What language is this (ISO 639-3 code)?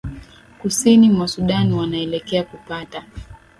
swa